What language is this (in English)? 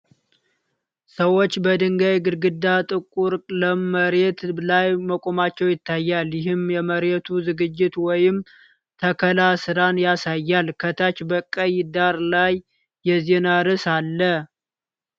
Amharic